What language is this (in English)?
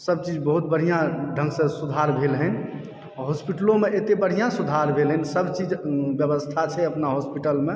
Maithili